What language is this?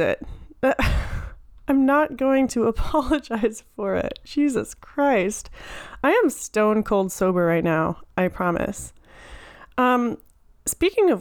English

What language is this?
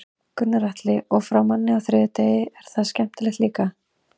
Icelandic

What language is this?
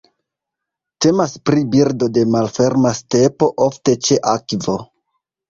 Esperanto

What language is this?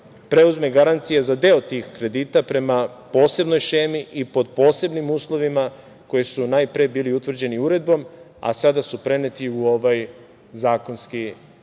Serbian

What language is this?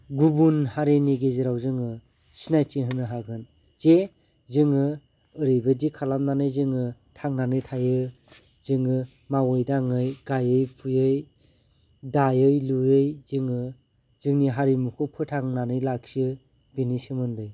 Bodo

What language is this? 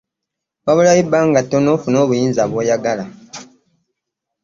Ganda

